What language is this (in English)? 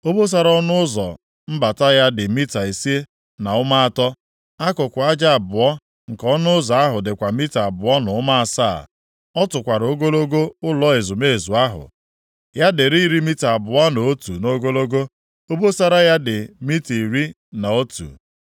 Igbo